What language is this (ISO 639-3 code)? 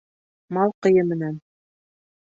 bak